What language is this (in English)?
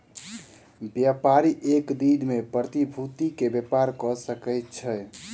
Maithili